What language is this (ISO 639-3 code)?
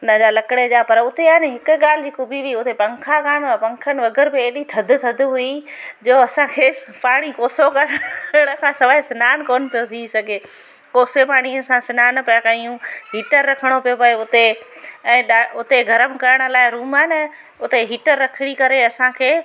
snd